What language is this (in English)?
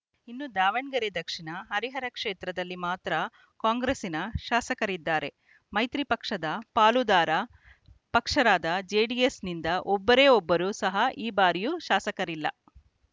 Kannada